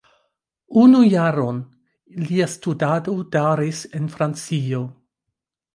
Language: Esperanto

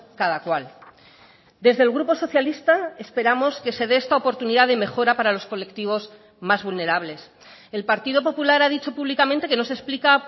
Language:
Spanish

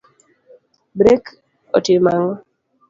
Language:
Luo (Kenya and Tanzania)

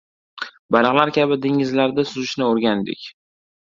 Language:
Uzbek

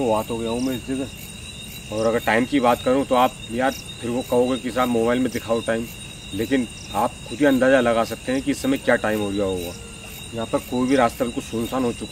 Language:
Hindi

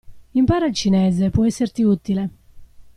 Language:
Italian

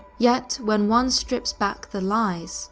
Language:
English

